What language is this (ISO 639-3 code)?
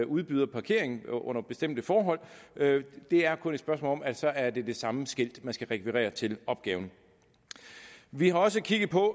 dan